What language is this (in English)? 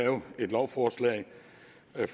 Danish